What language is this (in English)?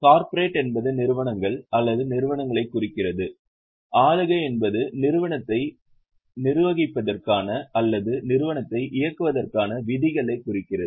Tamil